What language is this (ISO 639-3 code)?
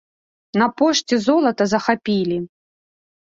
bel